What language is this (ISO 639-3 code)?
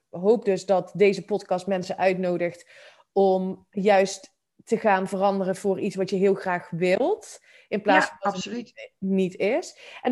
nld